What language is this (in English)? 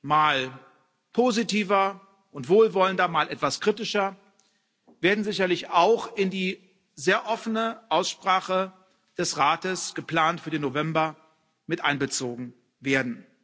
German